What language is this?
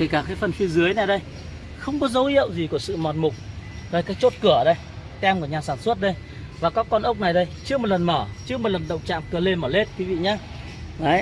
Vietnamese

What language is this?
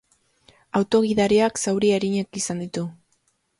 Basque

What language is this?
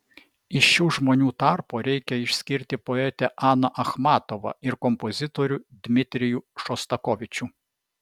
Lithuanian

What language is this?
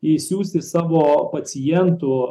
Lithuanian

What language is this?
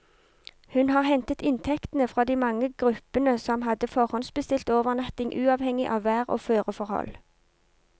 Norwegian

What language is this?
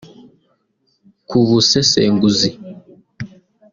Kinyarwanda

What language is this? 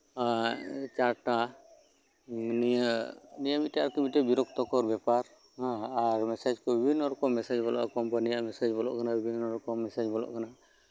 Santali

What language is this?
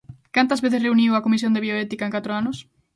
Galician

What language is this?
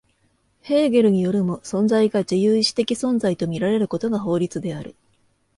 Japanese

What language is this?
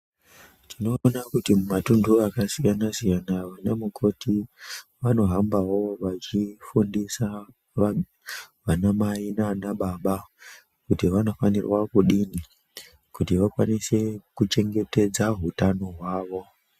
Ndau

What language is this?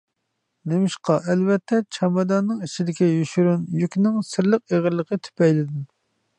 Uyghur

